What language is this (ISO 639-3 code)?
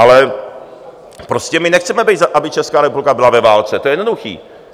ces